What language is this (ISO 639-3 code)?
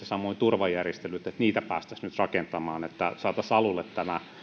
fin